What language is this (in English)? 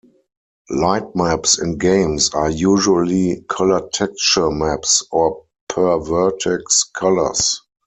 English